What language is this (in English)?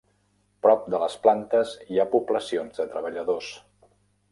Catalan